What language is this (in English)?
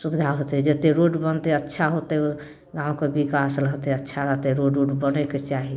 Maithili